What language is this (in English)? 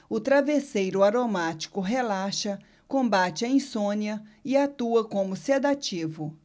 Portuguese